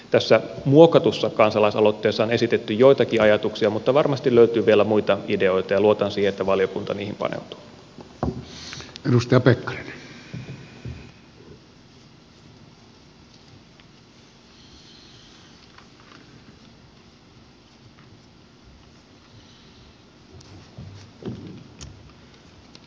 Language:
Finnish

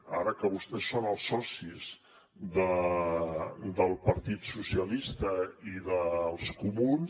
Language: Catalan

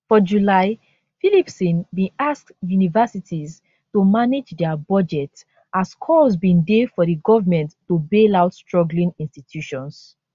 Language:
Nigerian Pidgin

